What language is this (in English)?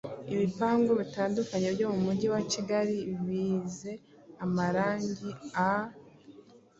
Kinyarwanda